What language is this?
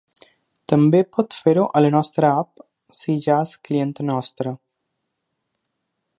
Catalan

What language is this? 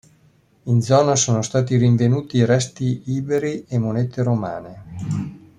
Italian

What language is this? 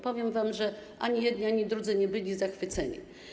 Polish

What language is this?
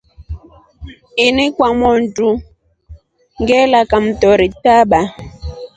Rombo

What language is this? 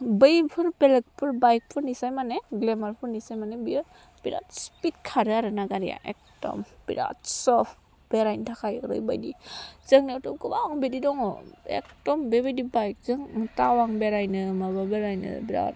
Bodo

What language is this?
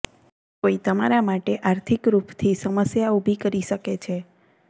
Gujarati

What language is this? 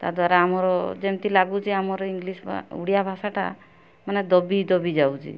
Odia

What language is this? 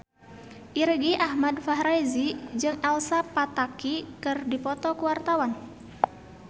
Sundanese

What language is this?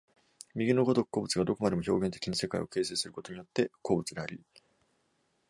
Japanese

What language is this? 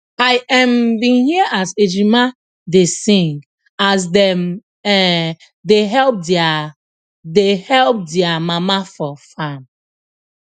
Nigerian Pidgin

